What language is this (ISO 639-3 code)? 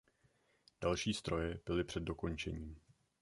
ces